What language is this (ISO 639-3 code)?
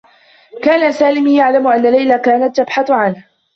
ara